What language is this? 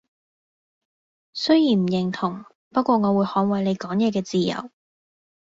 Cantonese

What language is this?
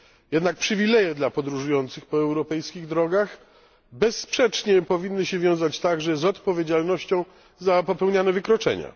Polish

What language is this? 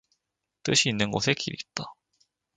Korean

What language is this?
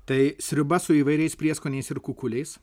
Lithuanian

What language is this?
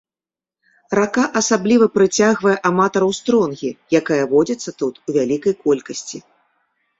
Belarusian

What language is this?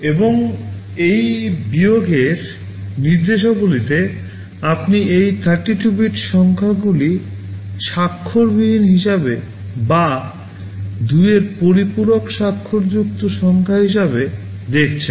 Bangla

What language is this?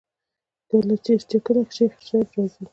Pashto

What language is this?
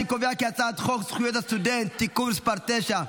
Hebrew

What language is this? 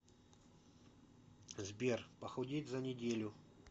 Russian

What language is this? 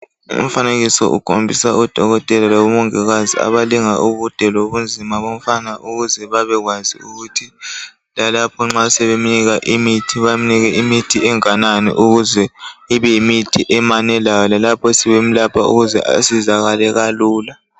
North Ndebele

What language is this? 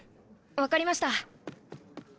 Japanese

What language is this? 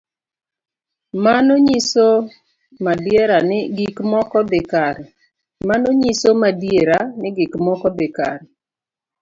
Luo (Kenya and Tanzania)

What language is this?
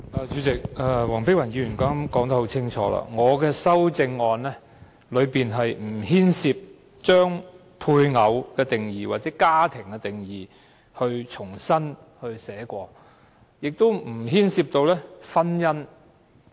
Cantonese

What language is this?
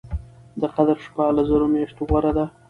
Pashto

